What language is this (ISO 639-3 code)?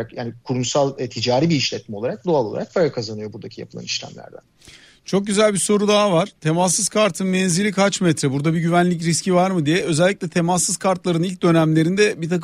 tur